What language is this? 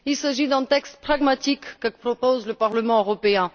French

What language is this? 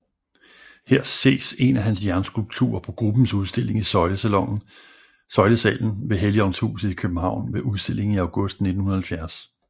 Danish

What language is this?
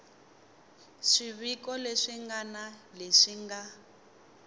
Tsonga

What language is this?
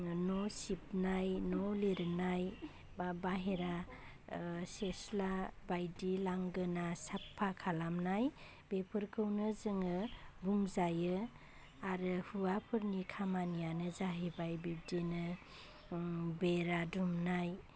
Bodo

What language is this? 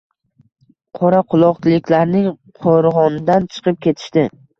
Uzbek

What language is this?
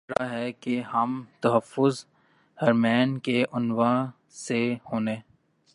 Urdu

